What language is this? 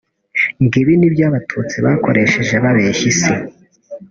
Kinyarwanda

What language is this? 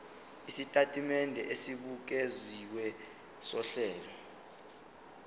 Zulu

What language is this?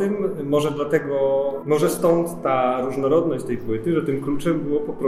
Polish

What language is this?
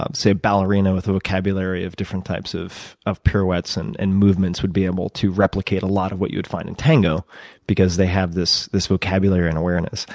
English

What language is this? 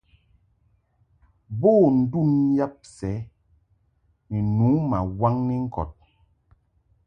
Mungaka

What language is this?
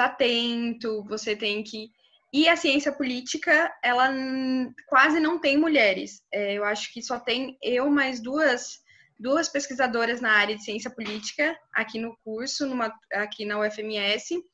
Portuguese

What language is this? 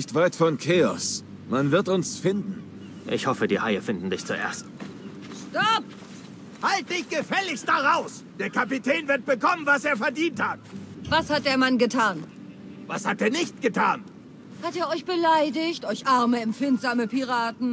German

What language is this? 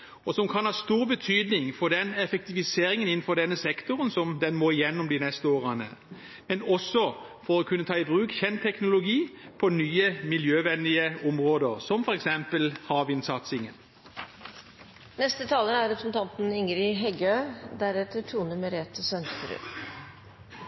Norwegian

